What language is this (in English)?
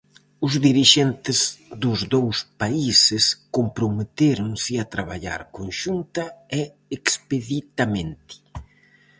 Galician